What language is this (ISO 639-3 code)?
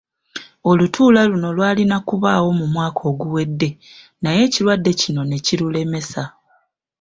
lug